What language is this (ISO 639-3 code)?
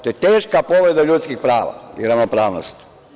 srp